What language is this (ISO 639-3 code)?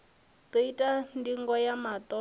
ven